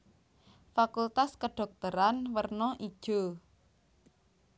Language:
Javanese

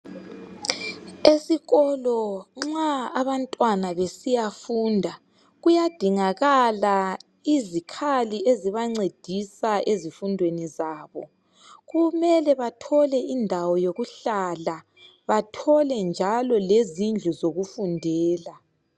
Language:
North Ndebele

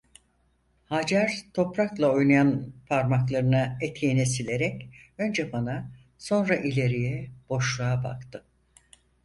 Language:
Turkish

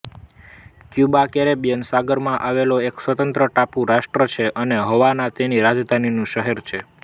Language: Gujarati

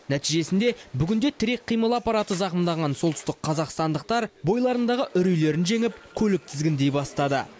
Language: Kazakh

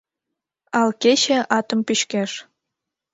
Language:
Mari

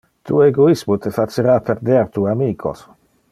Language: Interlingua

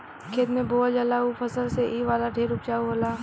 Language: Bhojpuri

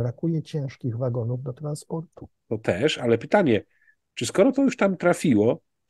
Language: Polish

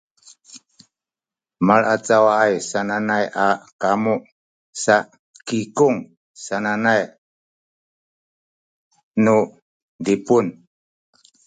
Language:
Sakizaya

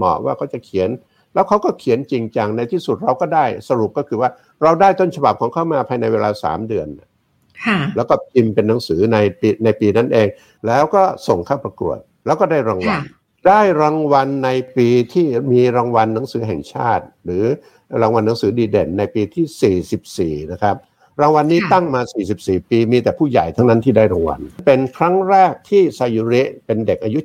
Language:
Thai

